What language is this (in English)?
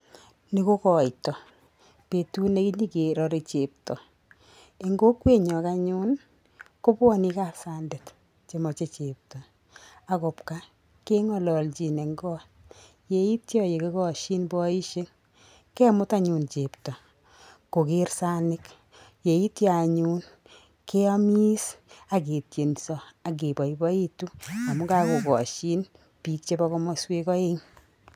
Kalenjin